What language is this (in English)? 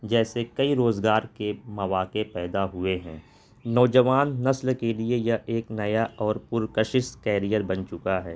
Urdu